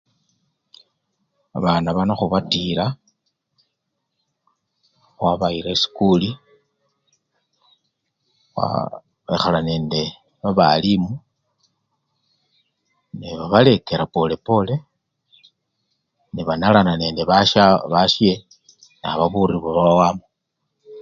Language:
Luyia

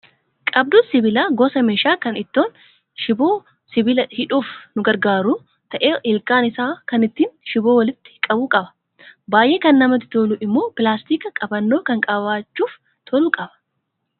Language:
Oromo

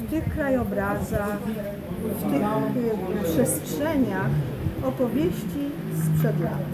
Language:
Polish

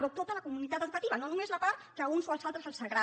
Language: Catalan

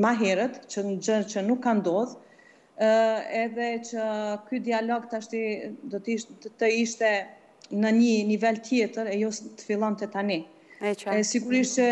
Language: Romanian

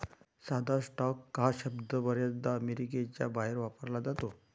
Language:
Marathi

